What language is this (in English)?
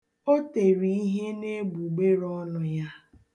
Igbo